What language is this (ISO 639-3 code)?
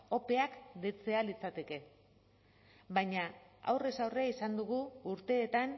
eus